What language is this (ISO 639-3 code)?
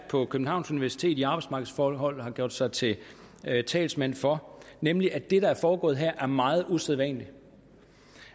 dan